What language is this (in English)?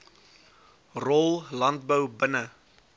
Afrikaans